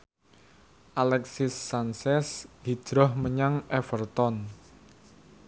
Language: Javanese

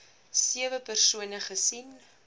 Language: Afrikaans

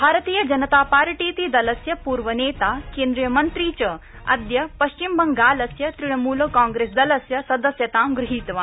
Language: Sanskrit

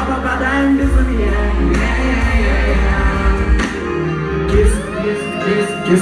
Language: Russian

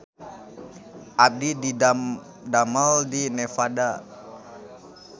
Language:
Sundanese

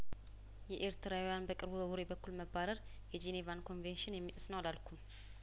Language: Amharic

